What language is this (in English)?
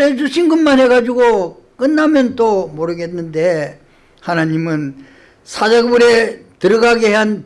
Korean